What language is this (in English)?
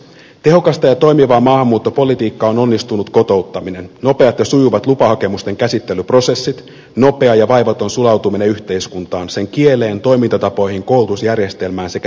Finnish